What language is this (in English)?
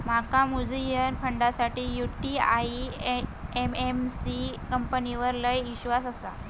Marathi